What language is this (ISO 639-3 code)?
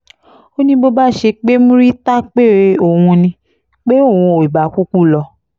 yor